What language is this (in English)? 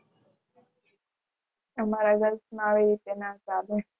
Gujarati